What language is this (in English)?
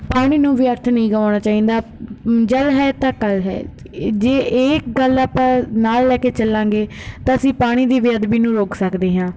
Punjabi